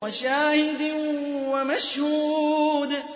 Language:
Arabic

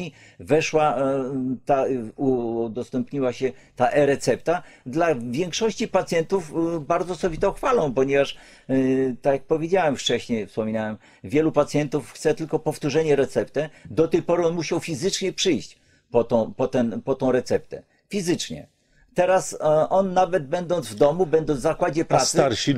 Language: Polish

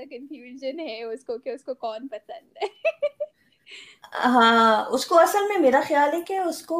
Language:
Urdu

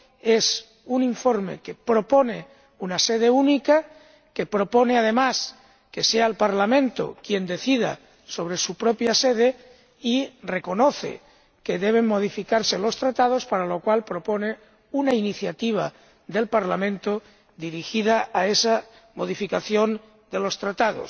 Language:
Spanish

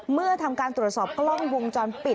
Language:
Thai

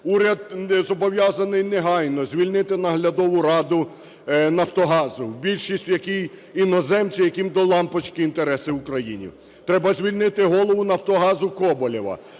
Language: Ukrainian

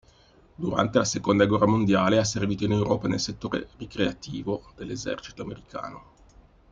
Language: Italian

